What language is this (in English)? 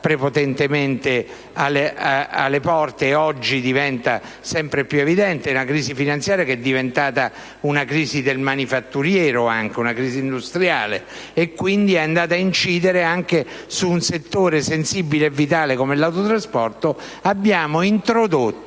Italian